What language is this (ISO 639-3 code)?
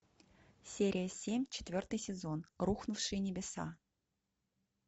rus